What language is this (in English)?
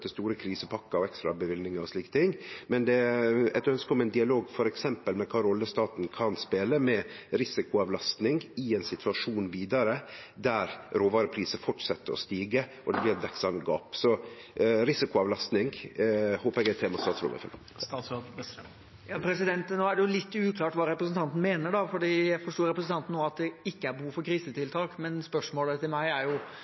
Norwegian